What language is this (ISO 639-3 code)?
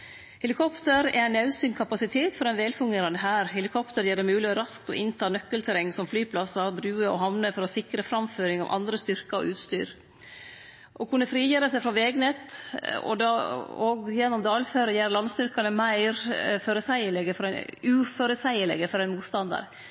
nno